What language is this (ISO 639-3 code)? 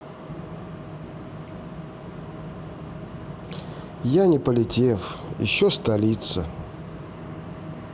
rus